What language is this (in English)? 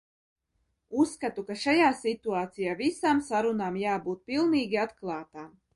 Latvian